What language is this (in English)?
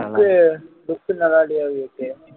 Tamil